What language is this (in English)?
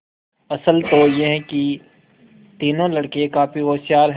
Hindi